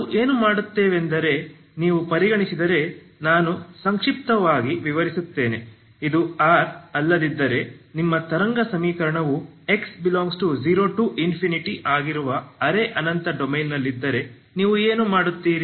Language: Kannada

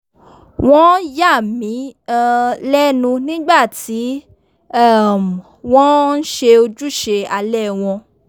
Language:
Yoruba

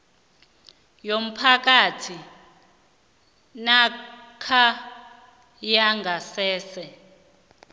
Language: South Ndebele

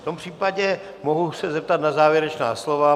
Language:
Czech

